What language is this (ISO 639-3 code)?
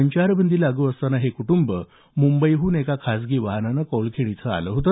mar